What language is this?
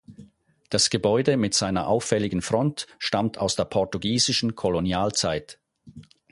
German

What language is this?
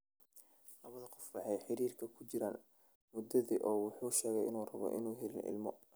Somali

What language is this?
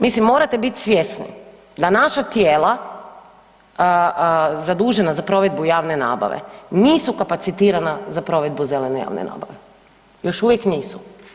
Croatian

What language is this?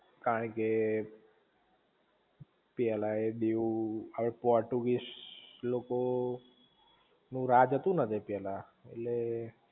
Gujarati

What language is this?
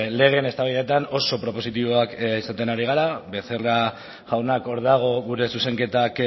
Basque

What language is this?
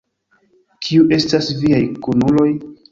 Esperanto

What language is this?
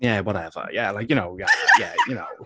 English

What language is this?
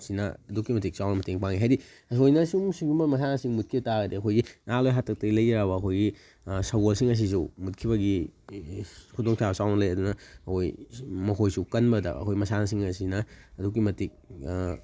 Manipuri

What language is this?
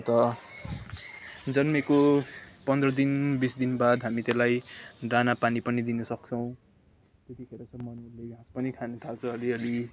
Nepali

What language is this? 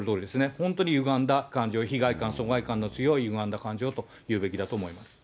Japanese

